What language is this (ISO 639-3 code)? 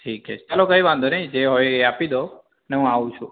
guj